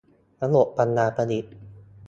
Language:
Thai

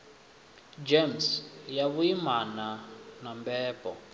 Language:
Venda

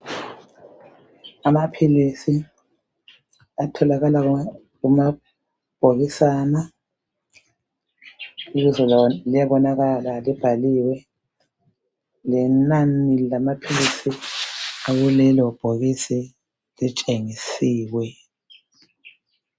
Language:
North Ndebele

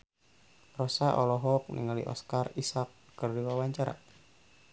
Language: Sundanese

